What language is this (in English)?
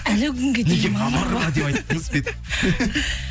Kazakh